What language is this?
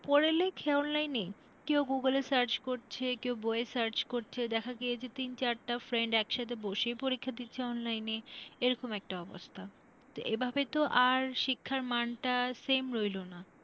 Bangla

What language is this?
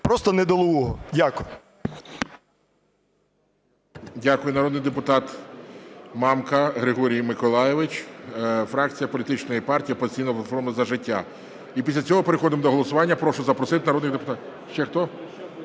Ukrainian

